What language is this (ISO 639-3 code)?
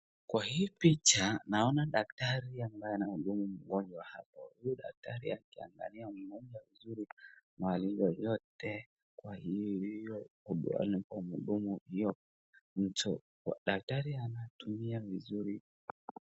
swa